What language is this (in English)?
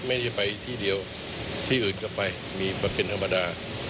Thai